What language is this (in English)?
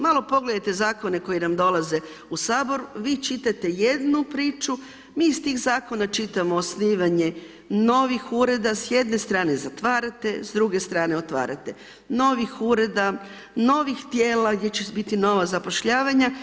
Croatian